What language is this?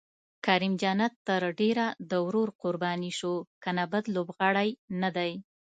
Pashto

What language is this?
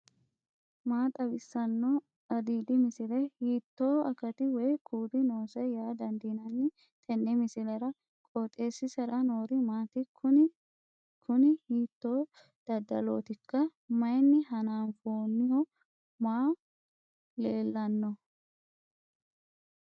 Sidamo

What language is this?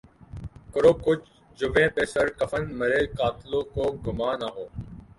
Urdu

